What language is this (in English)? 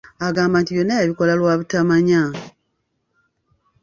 Ganda